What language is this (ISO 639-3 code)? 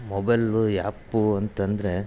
kan